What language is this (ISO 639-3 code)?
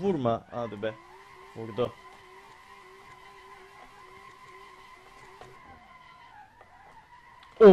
tur